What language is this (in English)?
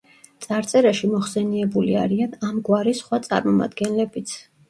Georgian